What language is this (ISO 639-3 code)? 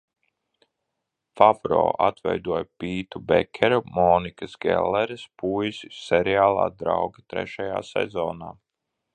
lav